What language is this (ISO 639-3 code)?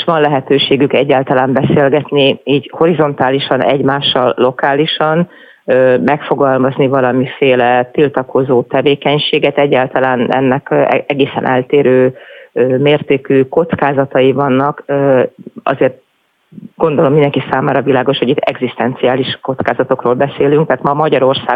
hun